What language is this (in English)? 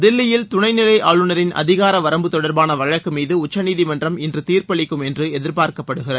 Tamil